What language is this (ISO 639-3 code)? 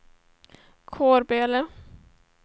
swe